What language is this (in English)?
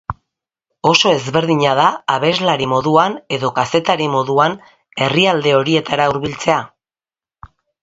Basque